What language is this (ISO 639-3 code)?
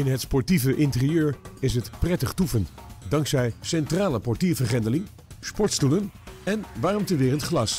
nld